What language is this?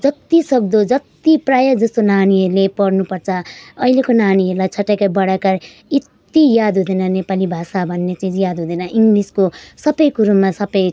Nepali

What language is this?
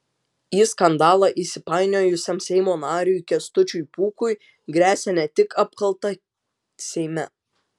Lithuanian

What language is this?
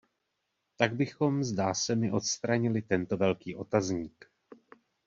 Czech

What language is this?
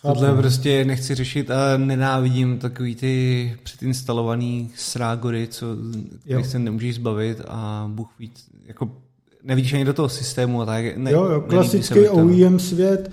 Czech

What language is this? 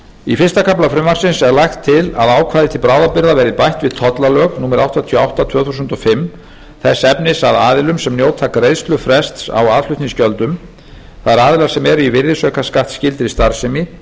Icelandic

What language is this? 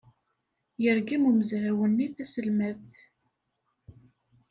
Kabyle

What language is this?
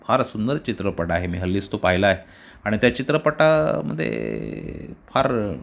Marathi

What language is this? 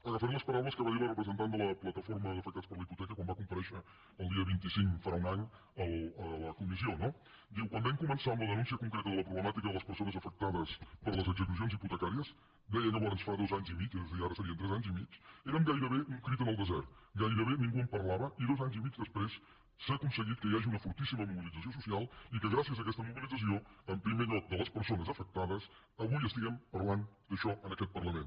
Catalan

